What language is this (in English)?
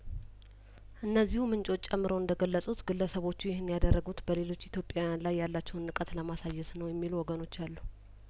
Amharic